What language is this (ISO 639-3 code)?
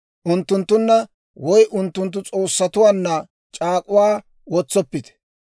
dwr